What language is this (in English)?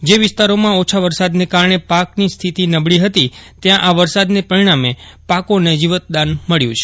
Gujarati